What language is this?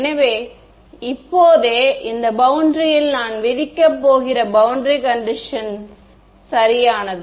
Tamil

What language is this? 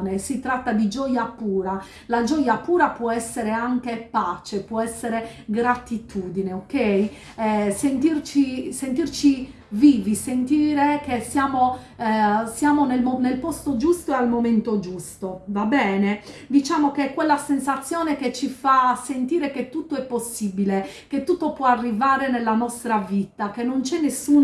Italian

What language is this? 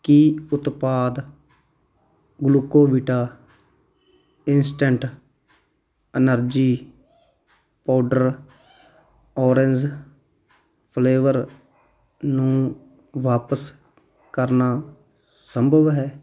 Punjabi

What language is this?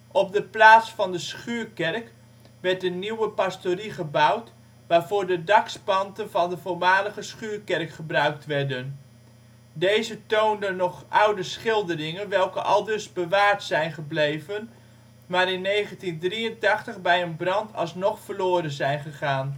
Dutch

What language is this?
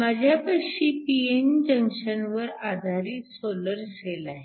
Marathi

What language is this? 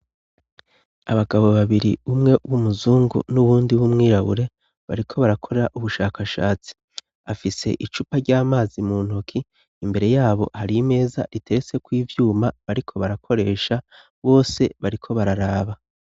Rundi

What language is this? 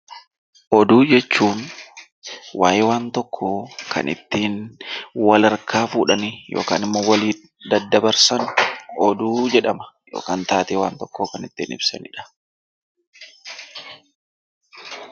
Oromo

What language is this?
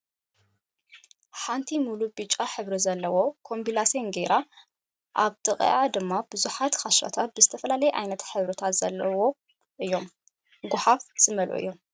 Tigrinya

